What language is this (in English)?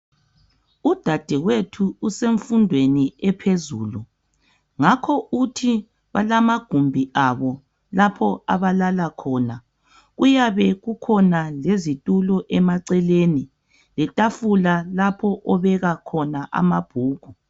North Ndebele